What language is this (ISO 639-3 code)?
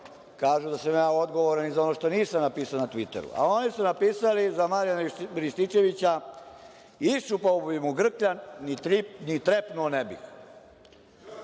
srp